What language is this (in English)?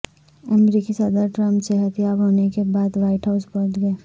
Urdu